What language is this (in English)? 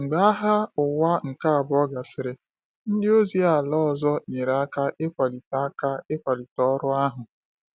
Igbo